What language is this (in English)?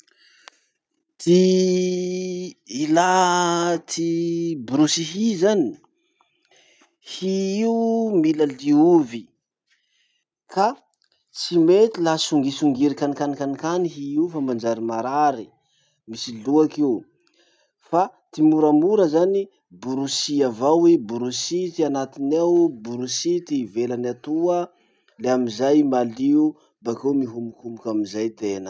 Masikoro Malagasy